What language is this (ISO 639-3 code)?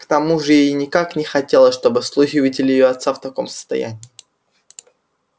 rus